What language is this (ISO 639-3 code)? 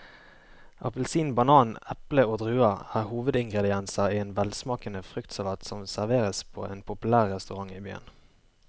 nor